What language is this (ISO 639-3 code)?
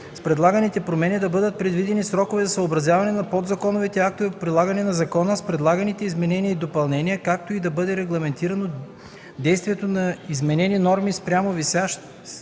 bul